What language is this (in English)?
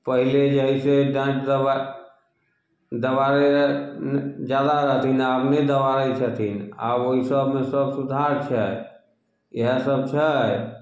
Maithili